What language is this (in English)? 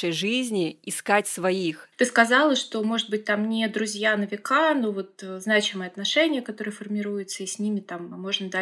Russian